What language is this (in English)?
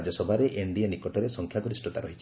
Odia